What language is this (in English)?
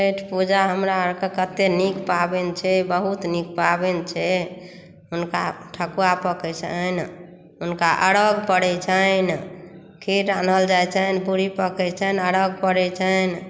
Maithili